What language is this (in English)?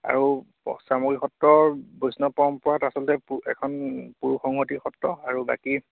Assamese